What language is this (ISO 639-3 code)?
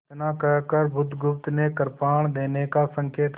hin